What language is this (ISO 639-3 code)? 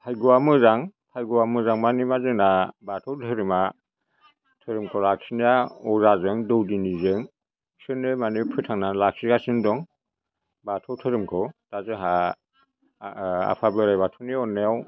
brx